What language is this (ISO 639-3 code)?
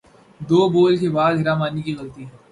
urd